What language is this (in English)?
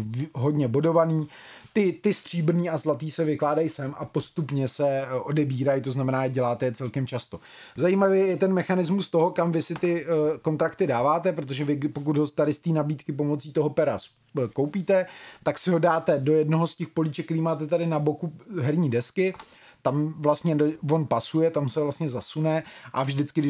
Czech